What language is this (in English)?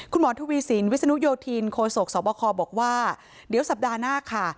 Thai